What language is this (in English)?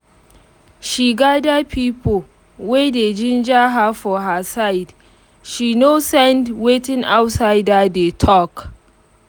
Nigerian Pidgin